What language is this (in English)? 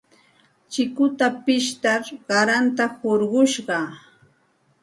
Santa Ana de Tusi Pasco Quechua